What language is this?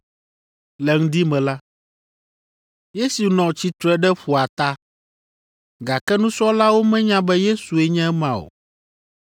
Ewe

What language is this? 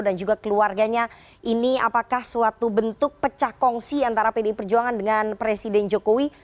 Indonesian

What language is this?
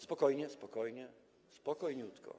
Polish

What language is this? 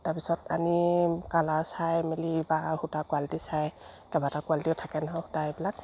Assamese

